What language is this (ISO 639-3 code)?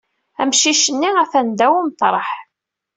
kab